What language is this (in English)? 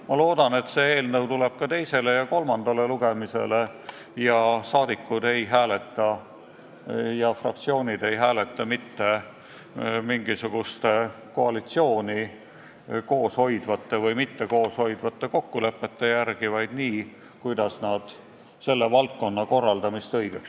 Estonian